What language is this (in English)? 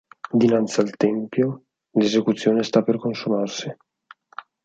Italian